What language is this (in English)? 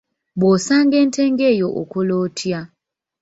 Ganda